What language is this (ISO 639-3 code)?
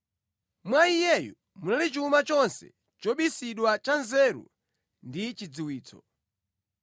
nya